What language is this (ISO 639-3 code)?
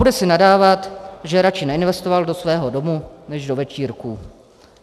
ces